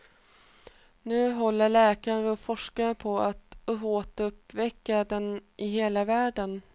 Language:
Swedish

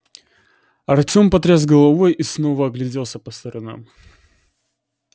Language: Russian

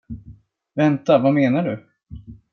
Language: Swedish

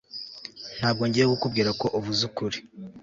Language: Kinyarwanda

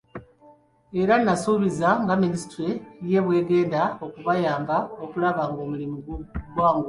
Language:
Ganda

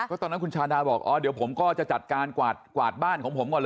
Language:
Thai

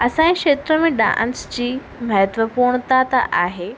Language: Sindhi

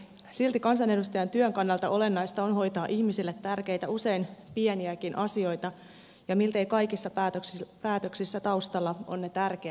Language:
Finnish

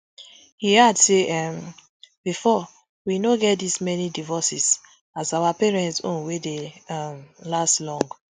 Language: Nigerian Pidgin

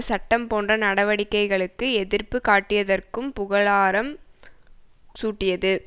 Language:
Tamil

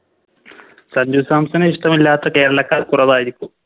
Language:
Malayalam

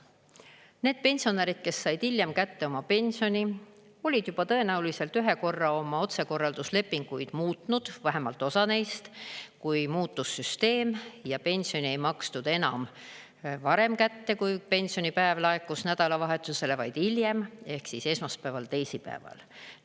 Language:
Estonian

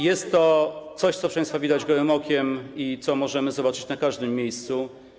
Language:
Polish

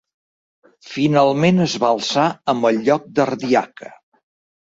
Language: Catalan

